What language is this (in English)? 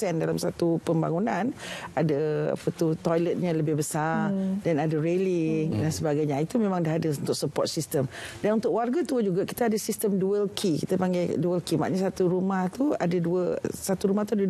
Malay